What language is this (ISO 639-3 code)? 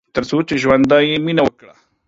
pus